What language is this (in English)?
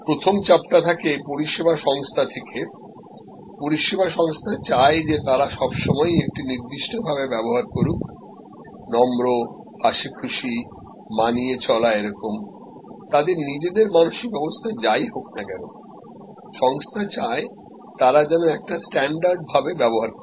Bangla